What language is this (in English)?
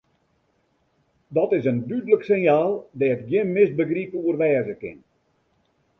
Western Frisian